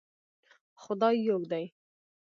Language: Pashto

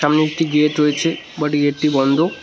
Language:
Bangla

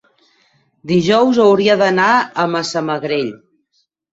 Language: Catalan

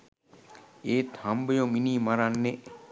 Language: Sinhala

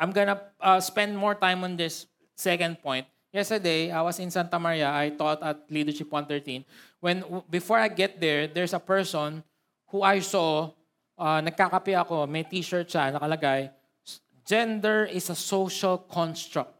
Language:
Filipino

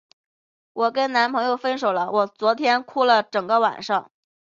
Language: Chinese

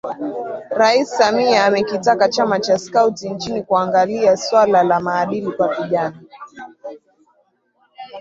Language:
Swahili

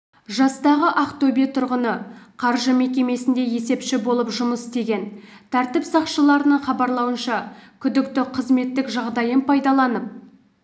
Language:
Kazakh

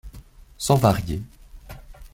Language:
French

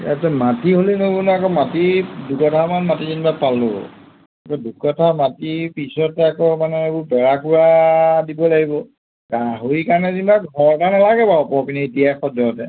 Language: Assamese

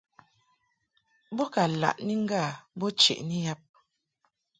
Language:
Mungaka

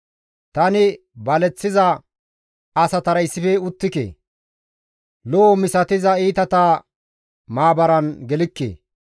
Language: Gamo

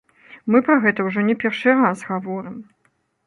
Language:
Belarusian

